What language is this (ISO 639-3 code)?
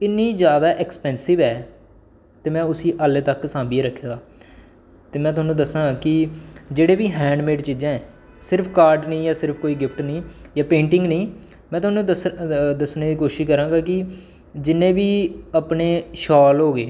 doi